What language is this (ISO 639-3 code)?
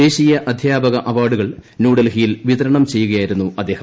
mal